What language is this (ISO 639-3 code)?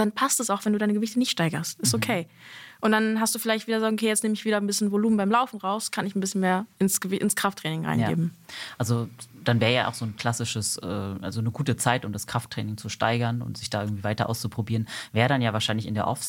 deu